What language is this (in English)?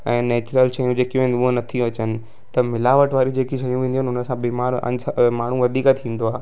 Sindhi